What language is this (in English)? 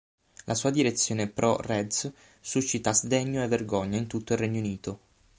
Italian